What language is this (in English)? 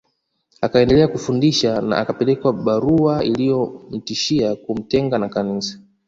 Swahili